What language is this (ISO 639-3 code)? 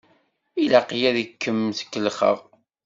kab